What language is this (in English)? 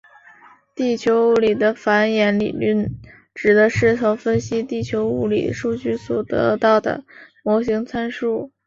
Chinese